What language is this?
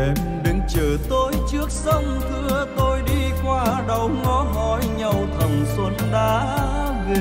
Vietnamese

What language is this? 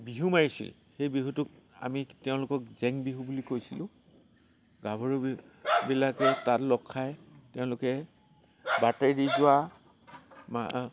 Assamese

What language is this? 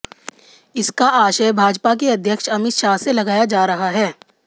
Hindi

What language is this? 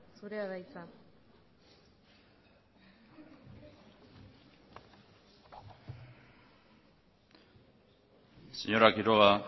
Basque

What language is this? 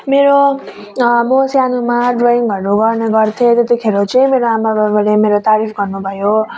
Nepali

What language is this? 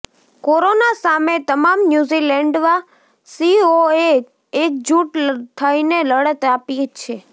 Gujarati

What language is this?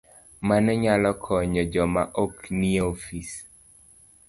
Luo (Kenya and Tanzania)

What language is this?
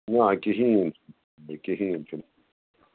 Kashmiri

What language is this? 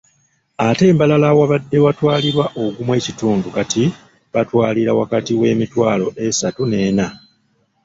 Ganda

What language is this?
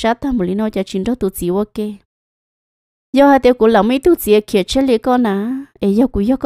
Vietnamese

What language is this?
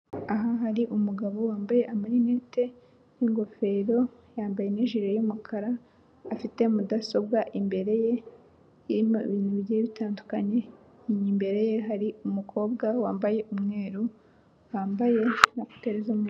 Kinyarwanda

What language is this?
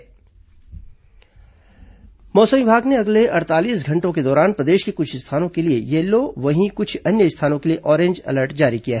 Hindi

